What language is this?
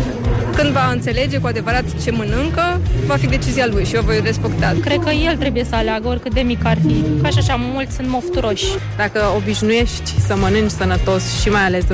Romanian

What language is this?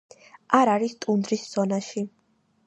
Georgian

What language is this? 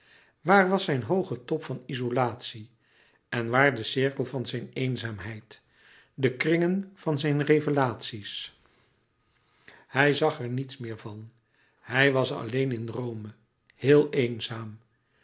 Dutch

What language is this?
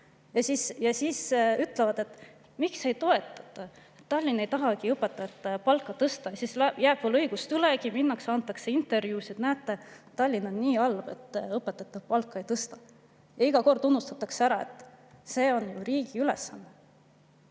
Estonian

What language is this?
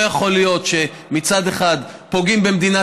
Hebrew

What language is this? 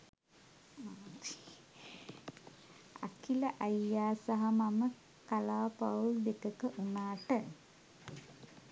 Sinhala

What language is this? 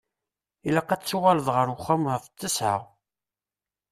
Kabyle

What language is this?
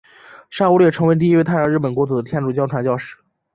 Chinese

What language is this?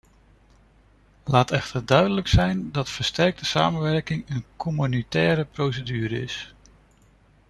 Dutch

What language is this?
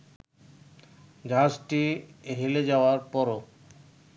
Bangla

